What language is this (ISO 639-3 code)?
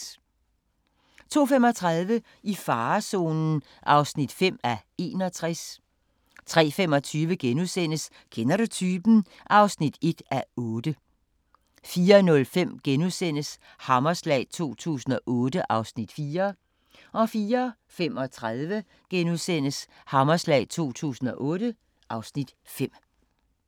dan